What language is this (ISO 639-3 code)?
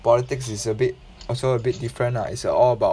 eng